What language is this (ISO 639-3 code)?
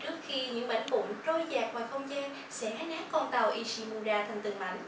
vie